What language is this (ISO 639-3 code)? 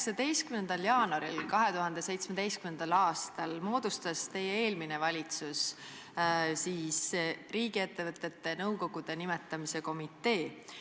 est